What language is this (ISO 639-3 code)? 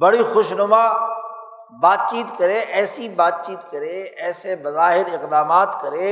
urd